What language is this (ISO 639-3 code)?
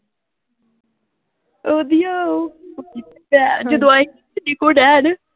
pan